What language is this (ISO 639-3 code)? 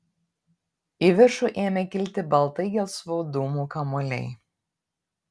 lit